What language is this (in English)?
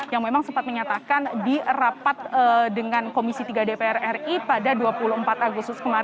Indonesian